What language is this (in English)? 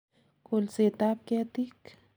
Kalenjin